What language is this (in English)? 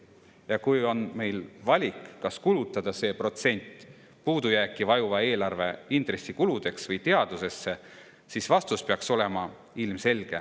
Estonian